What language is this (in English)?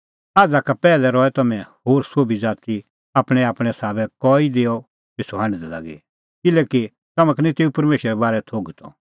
Kullu Pahari